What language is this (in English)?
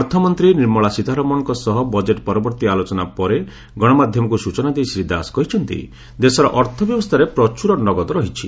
Odia